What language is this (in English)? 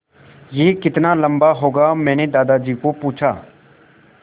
Hindi